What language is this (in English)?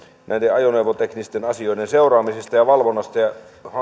Finnish